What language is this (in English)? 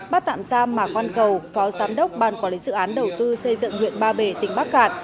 Vietnamese